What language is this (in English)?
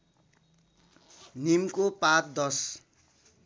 Nepali